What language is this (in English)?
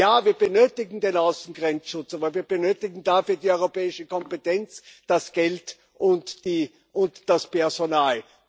German